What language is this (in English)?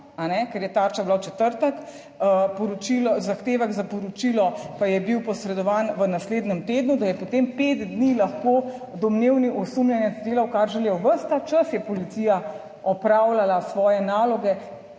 Slovenian